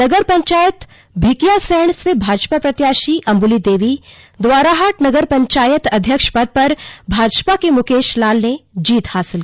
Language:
Hindi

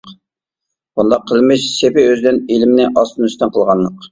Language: Uyghur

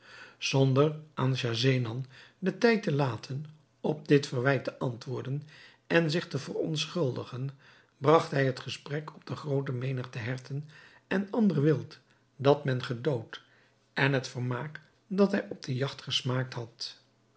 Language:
Dutch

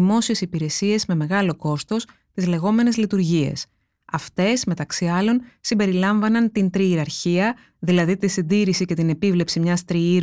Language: Greek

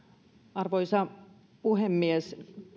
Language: Finnish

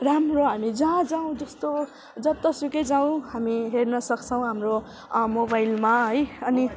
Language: Nepali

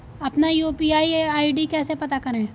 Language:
Hindi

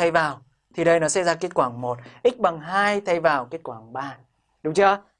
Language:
Vietnamese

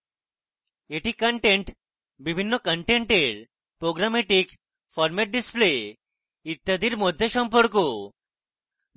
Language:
Bangla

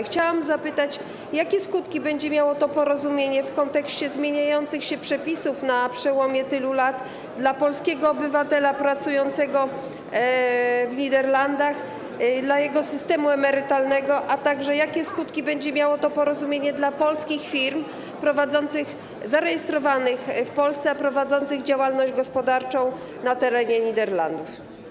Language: Polish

